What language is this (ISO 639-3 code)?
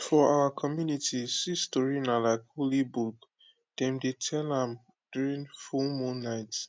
pcm